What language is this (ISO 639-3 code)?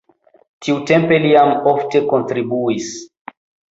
epo